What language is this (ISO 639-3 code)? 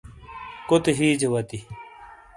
scl